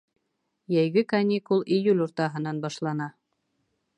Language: Bashkir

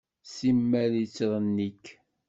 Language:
Kabyle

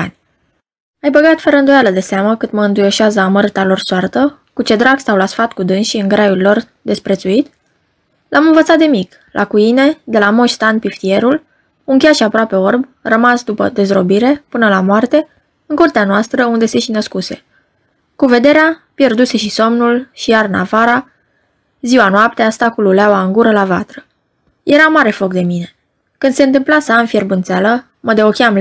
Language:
Romanian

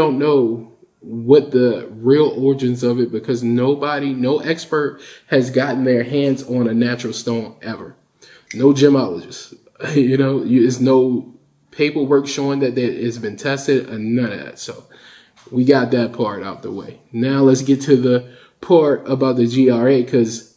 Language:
English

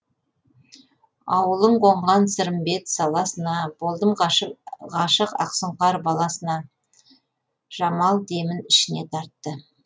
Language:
Kazakh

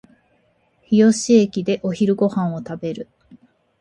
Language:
Japanese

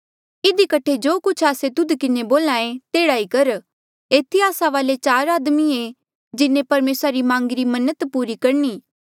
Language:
Mandeali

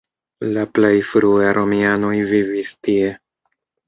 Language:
Esperanto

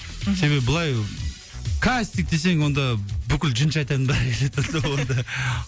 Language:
Kazakh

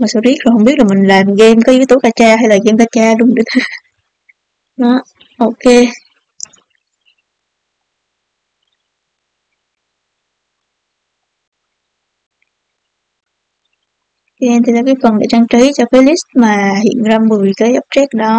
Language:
Vietnamese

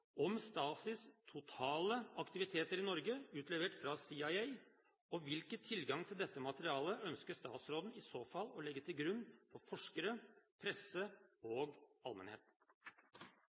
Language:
Norwegian Bokmål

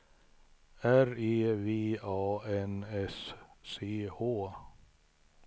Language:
Swedish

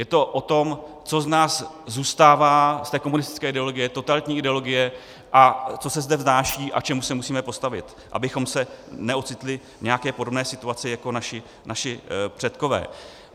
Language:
Czech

